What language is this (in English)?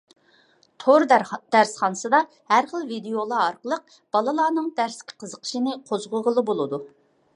Uyghur